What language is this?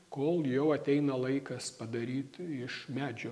Lithuanian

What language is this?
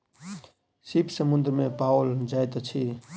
Maithili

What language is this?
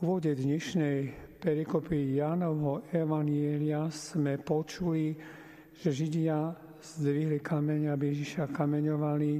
Slovak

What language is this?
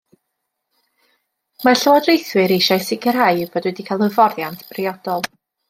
Welsh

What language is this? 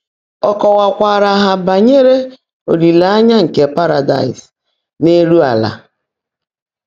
Igbo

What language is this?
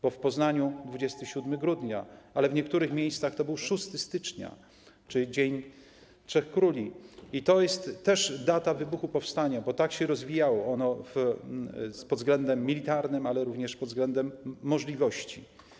Polish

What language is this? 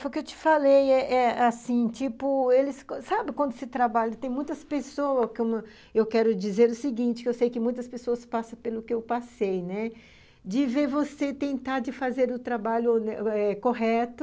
Portuguese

